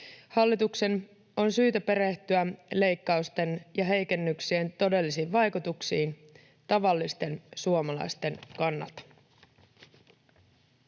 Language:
Finnish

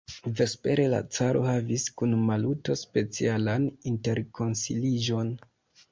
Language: Esperanto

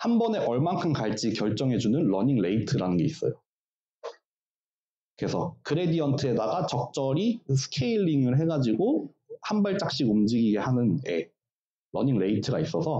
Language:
Korean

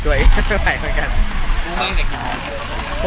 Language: Thai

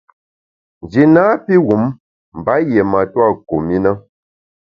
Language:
Bamun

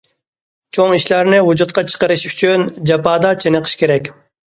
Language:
Uyghur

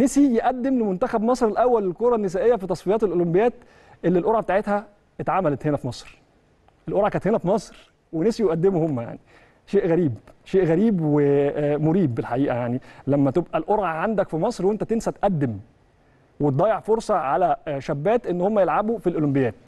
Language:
Arabic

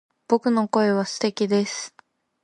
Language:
Japanese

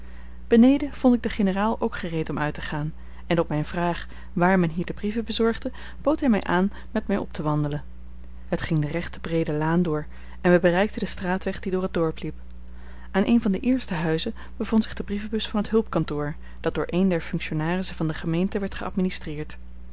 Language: Dutch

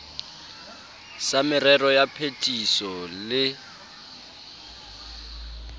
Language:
Southern Sotho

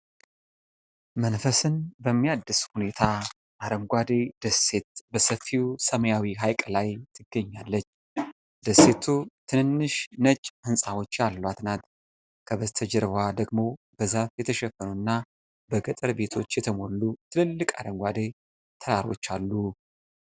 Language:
Amharic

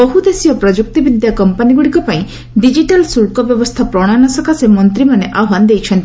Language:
Odia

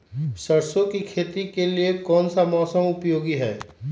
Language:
Magahi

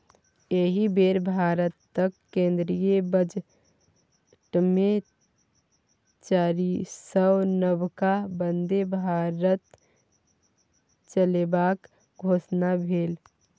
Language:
Maithili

